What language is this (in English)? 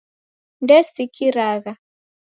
Taita